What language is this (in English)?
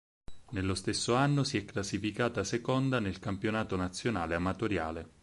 Italian